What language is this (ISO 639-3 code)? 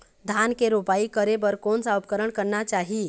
hne